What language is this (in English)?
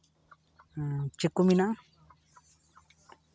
Santali